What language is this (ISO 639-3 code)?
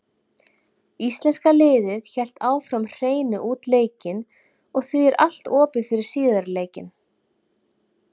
isl